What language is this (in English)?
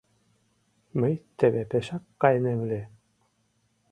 Mari